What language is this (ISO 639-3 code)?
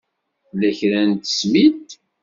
kab